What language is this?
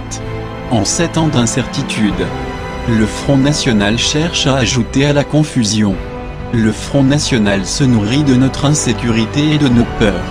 French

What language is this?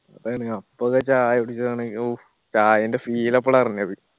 Malayalam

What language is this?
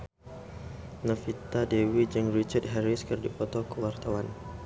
Sundanese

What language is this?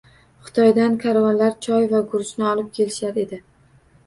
Uzbek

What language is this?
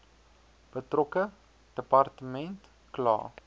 Afrikaans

